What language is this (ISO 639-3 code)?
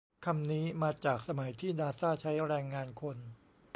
tha